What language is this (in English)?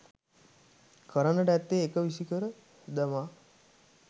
Sinhala